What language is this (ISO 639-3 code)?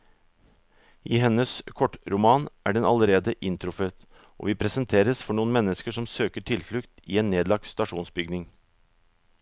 nor